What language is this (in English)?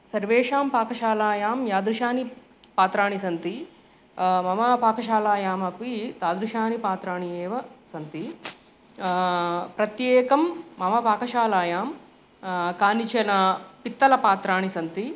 Sanskrit